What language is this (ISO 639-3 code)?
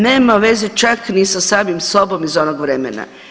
hrv